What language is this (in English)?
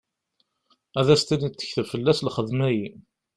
Kabyle